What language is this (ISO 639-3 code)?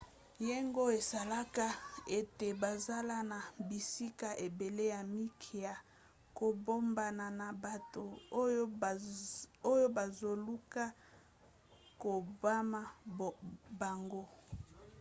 lin